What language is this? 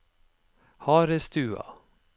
Norwegian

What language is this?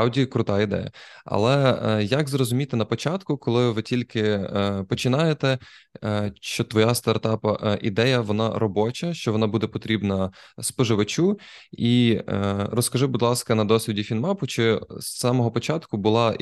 Ukrainian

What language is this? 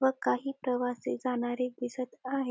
Marathi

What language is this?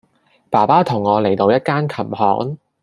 Cantonese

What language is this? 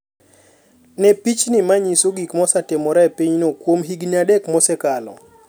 Luo (Kenya and Tanzania)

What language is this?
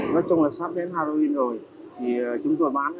Vietnamese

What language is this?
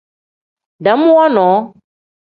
Tem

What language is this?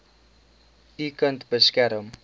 Afrikaans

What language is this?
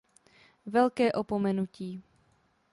Czech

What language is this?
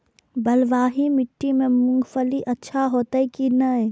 Maithili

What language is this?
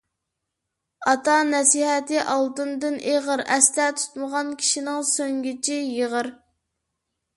Uyghur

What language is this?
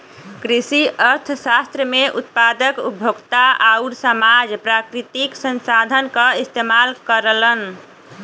Bhojpuri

